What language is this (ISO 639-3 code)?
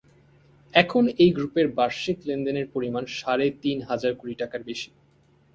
ben